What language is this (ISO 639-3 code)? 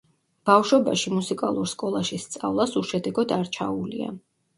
kat